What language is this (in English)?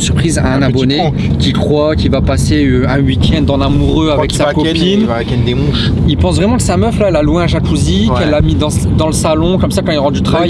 French